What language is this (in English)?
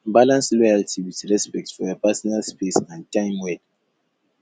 Nigerian Pidgin